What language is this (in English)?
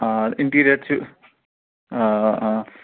Kashmiri